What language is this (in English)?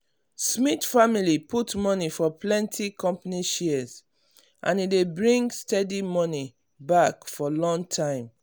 Nigerian Pidgin